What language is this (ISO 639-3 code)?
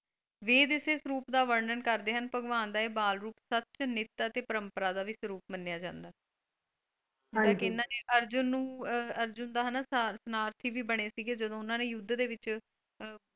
pan